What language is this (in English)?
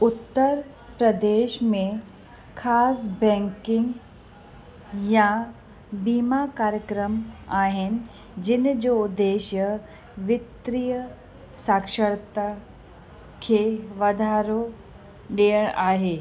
Sindhi